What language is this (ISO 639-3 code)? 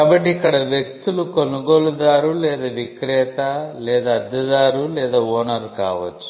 tel